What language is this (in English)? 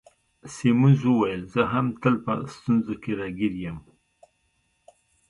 Pashto